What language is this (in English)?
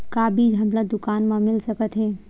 Chhattisgarhi